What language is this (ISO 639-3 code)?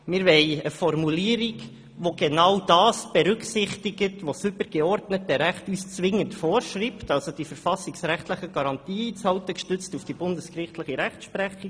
gsw